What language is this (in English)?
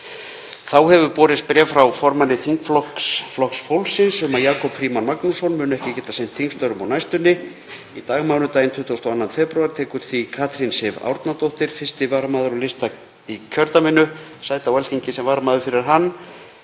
Icelandic